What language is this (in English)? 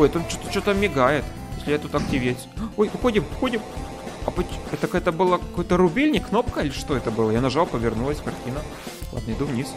Russian